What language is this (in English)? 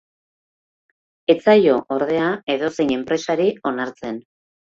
Basque